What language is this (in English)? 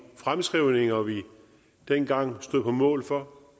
Danish